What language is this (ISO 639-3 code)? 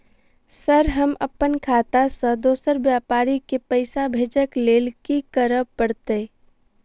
mai